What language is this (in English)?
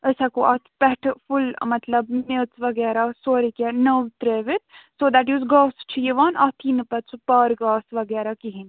Kashmiri